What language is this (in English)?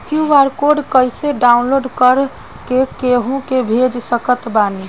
Bhojpuri